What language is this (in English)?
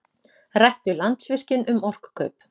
Icelandic